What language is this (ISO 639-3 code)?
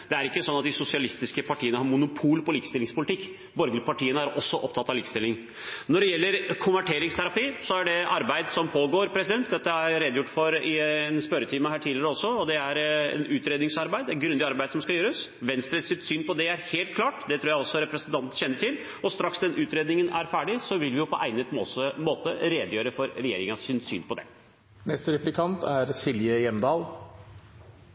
nor